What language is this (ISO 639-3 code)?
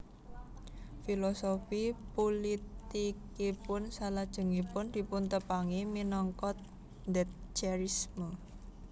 jav